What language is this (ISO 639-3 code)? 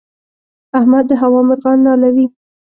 pus